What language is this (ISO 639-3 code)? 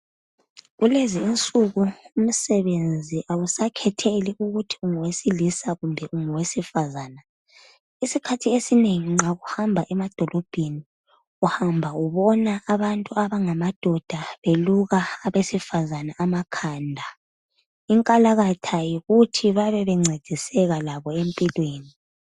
nde